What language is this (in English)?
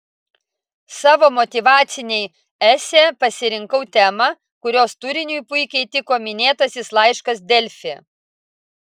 Lithuanian